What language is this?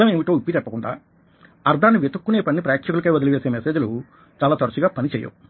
Telugu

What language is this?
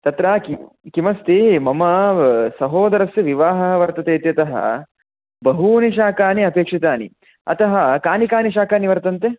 Sanskrit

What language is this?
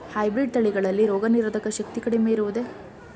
Kannada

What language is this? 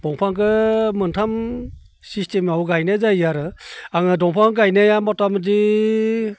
Bodo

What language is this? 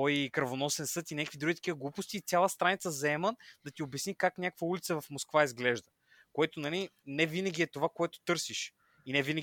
Bulgarian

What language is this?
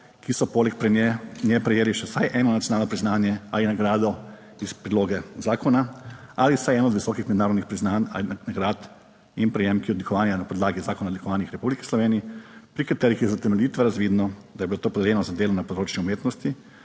Slovenian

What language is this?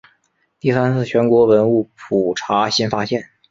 Chinese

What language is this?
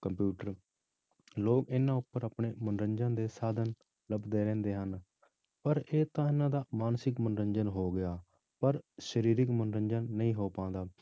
Punjabi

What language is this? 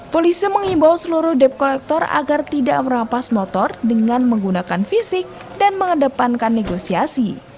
Indonesian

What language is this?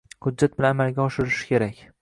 Uzbek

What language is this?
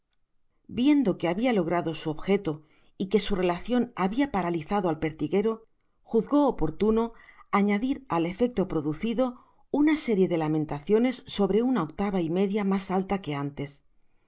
Spanish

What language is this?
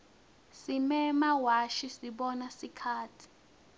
Swati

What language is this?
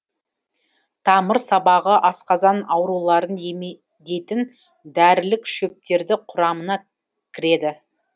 Kazakh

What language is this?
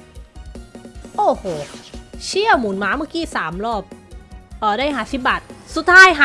Thai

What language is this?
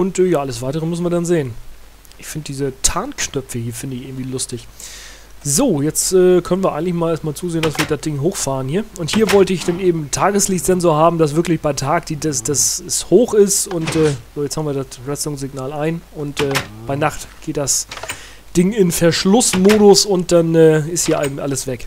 German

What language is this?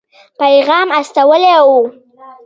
Pashto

